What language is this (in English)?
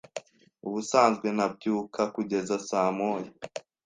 Kinyarwanda